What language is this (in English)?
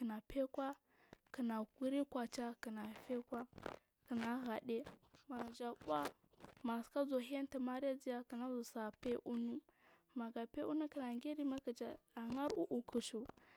Marghi South